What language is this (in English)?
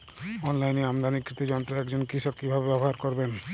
Bangla